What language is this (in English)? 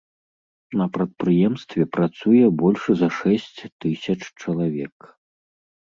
Belarusian